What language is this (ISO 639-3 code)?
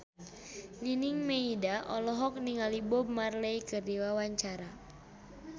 sun